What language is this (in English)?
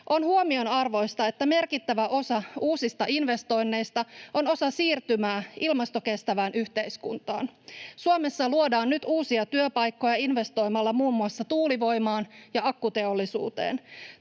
Finnish